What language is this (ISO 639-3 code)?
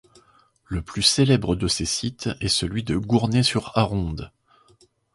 fra